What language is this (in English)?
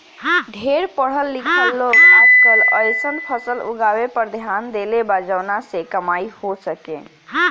Bhojpuri